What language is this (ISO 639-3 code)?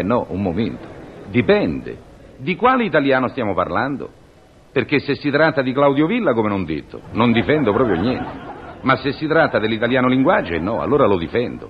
ita